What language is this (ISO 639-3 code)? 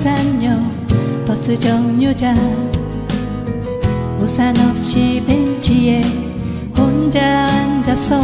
kor